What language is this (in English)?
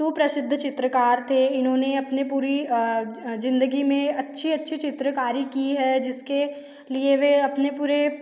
Hindi